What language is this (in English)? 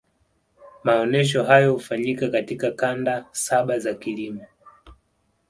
Swahili